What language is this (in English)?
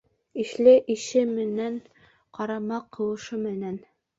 Bashkir